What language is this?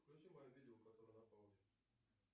Russian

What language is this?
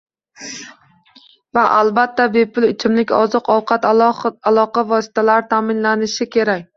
Uzbek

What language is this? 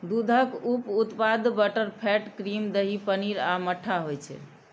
Maithili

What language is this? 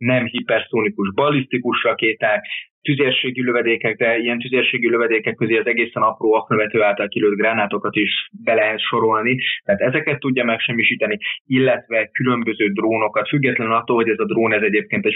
Hungarian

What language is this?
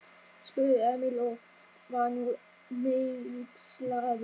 Icelandic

